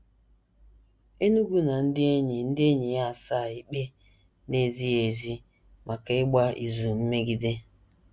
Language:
Igbo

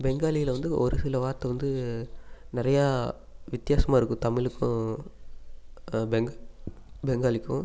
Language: Tamil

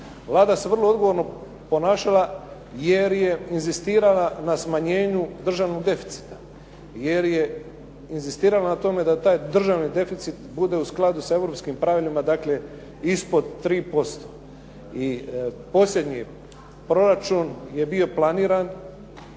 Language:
Croatian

